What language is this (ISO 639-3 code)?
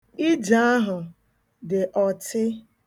ibo